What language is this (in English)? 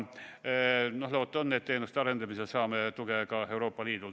Estonian